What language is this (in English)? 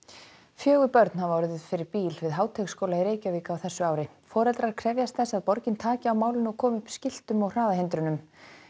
Icelandic